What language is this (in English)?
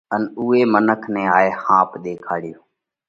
Parkari Koli